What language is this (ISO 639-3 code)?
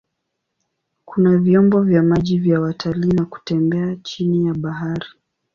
swa